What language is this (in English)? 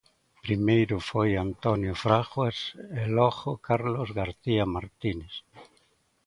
Galician